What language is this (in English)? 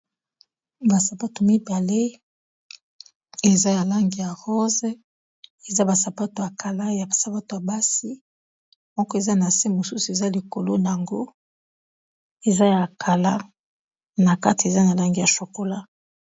Lingala